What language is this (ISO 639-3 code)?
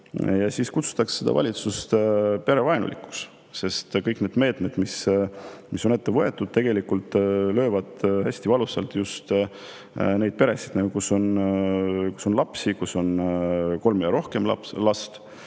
est